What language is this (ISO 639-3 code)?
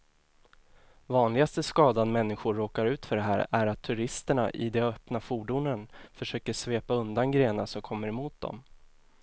swe